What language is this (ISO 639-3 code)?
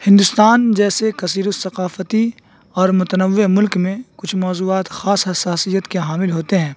urd